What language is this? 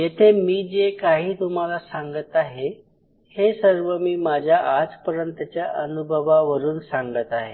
Marathi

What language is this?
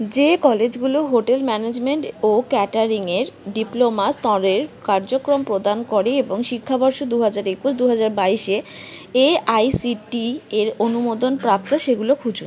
Bangla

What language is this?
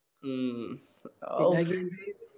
Malayalam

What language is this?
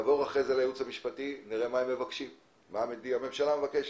Hebrew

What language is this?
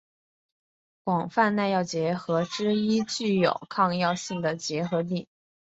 Chinese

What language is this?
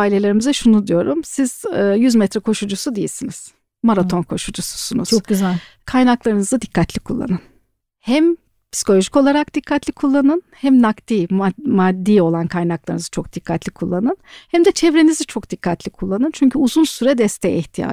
Turkish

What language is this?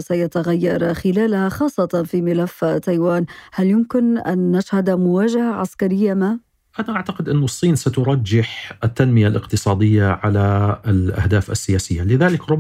Arabic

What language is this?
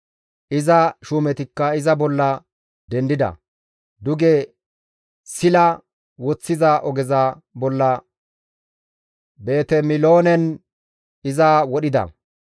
Gamo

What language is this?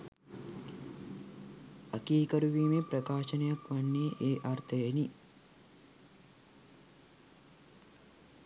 Sinhala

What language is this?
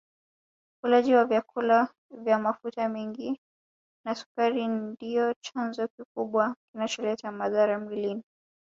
Swahili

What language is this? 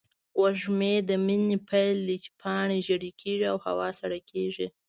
Pashto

